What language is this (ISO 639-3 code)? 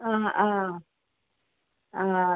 mal